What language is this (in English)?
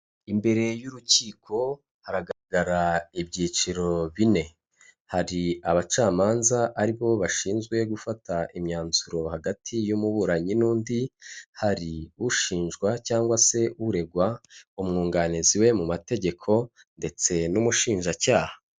Kinyarwanda